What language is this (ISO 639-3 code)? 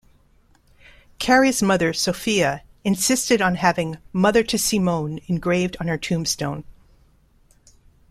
eng